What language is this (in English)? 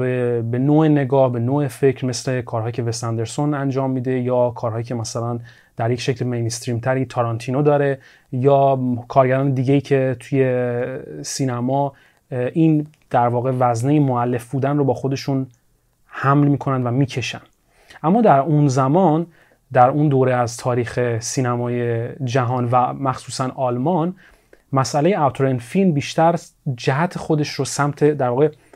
Persian